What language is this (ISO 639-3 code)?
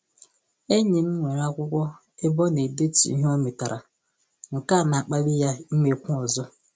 ibo